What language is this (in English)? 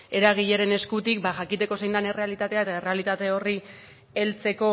Basque